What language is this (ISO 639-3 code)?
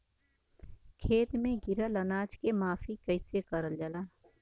bho